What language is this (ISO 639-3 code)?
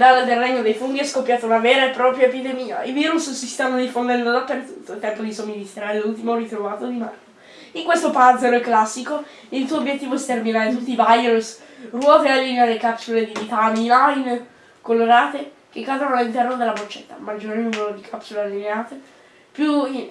ita